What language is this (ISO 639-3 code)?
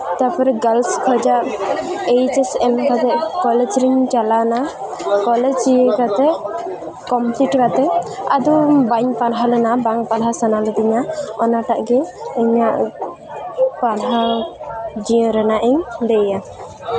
sat